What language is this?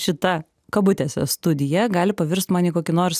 Lithuanian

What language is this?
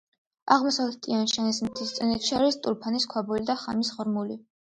Georgian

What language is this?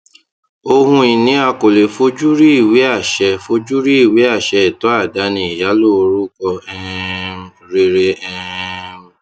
Yoruba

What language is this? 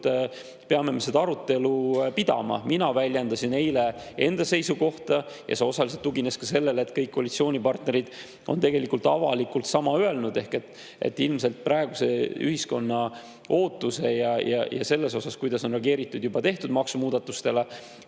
Estonian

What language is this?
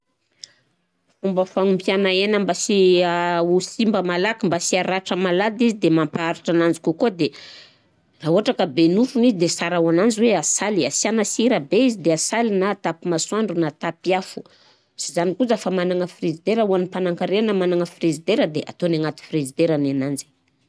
Southern Betsimisaraka Malagasy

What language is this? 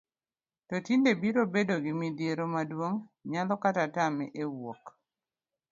Luo (Kenya and Tanzania)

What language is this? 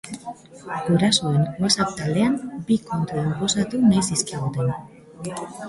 Basque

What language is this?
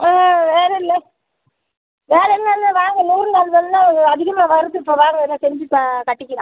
Tamil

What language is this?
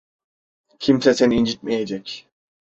Turkish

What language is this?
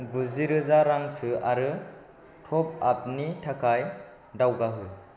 Bodo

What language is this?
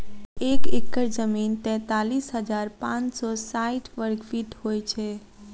Maithili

